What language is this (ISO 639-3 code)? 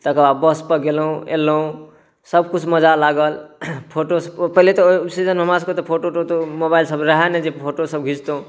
mai